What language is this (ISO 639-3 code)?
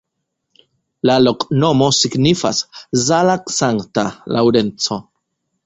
epo